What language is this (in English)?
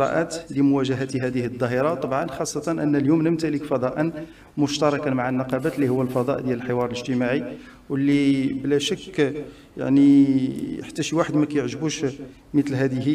Arabic